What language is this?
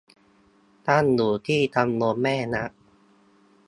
Thai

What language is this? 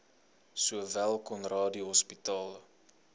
Afrikaans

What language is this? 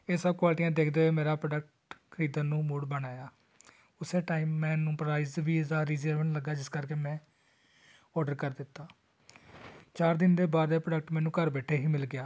Punjabi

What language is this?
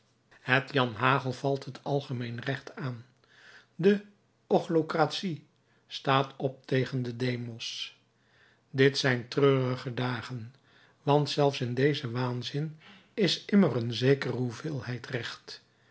Dutch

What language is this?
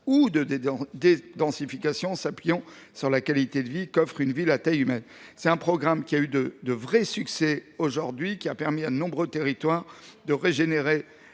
French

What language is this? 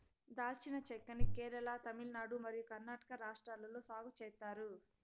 Telugu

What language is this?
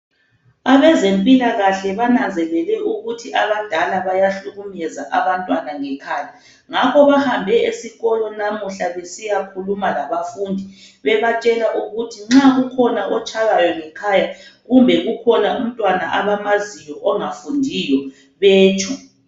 North Ndebele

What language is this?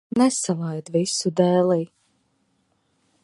Latvian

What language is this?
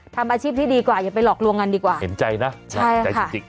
Thai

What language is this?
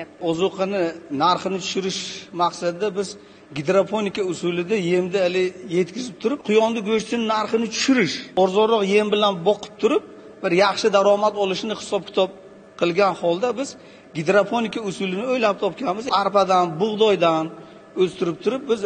Turkish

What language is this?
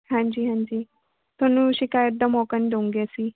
Punjabi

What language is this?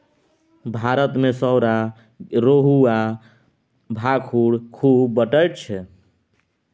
Maithili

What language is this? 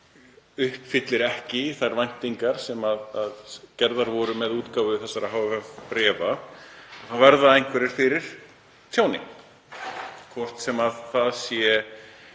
Icelandic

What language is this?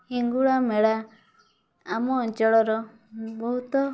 Odia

